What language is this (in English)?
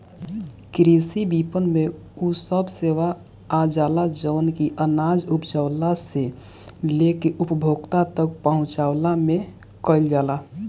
Bhojpuri